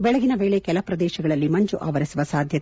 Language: Kannada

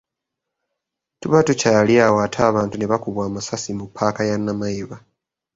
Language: Ganda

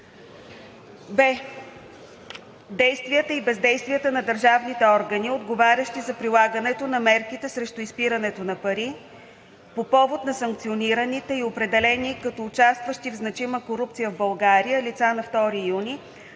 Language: Bulgarian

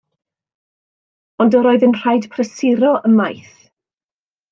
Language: Welsh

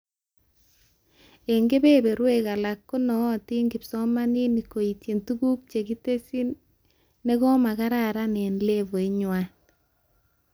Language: Kalenjin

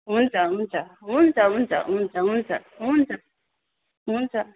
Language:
Nepali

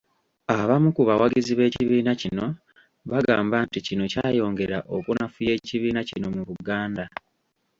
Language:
Ganda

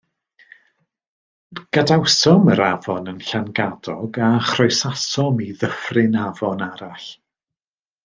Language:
Welsh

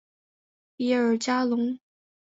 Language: Chinese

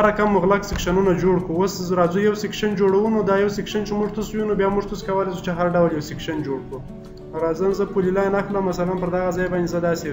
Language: Romanian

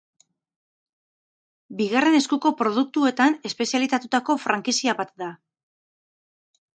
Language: Basque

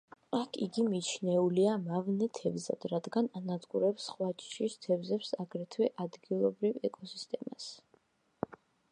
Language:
Georgian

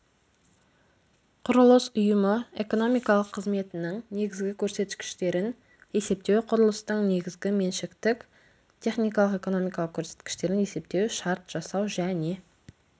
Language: Kazakh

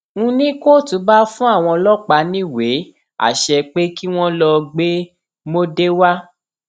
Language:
Yoruba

